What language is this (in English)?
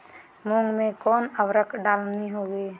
Magahi